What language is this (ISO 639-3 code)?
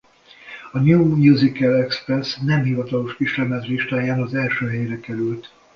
hun